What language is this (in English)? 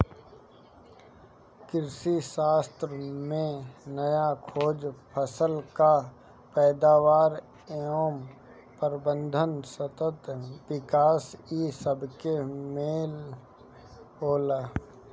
Bhojpuri